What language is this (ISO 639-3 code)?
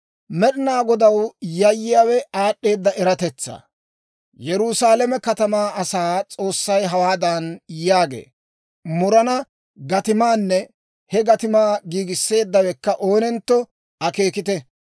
dwr